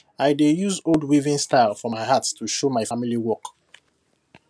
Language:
Nigerian Pidgin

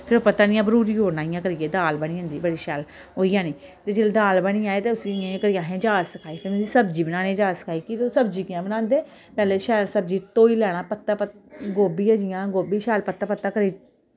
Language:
Dogri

